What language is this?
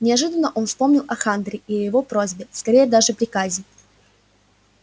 Russian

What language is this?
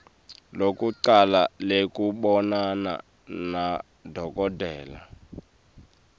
Swati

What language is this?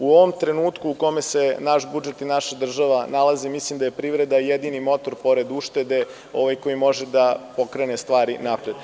Serbian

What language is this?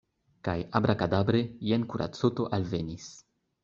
Esperanto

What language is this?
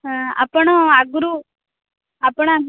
Odia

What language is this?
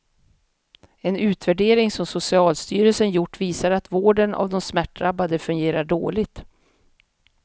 Swedish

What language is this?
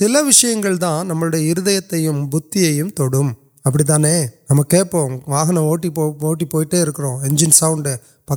Urdu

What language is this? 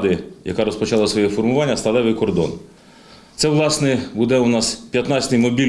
Ukrainian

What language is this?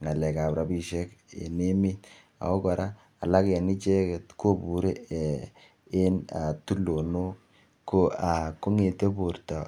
Kalenjin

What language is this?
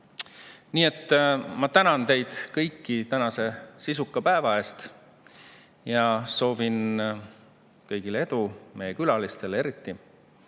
Estonian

